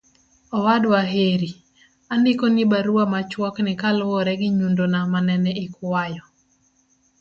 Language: Luo (Kenya and Tanzania)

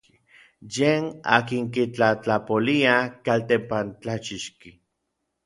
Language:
Orizaba Nahuatl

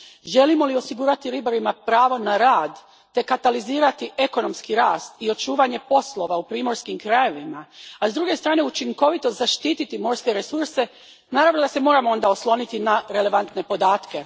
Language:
Croatian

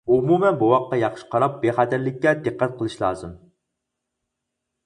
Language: Uyghur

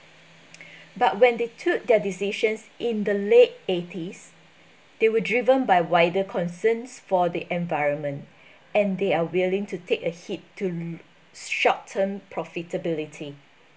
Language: English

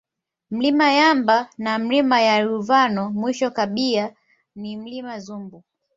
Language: Swahili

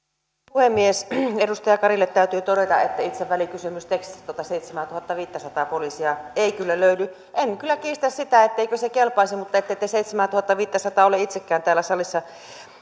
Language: Finnish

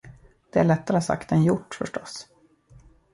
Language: Swedish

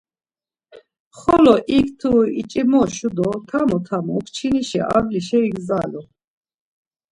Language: Laz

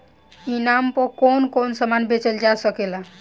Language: Bhojpuri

